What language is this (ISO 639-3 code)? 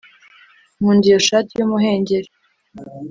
kin